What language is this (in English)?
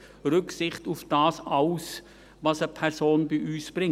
Swiss German